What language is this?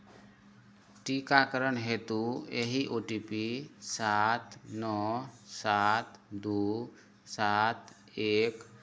Maithili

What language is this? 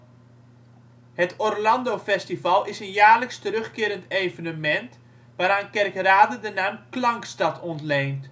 Dutch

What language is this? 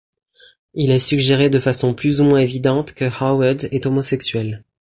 French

